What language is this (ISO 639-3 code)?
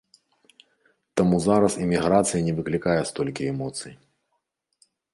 bel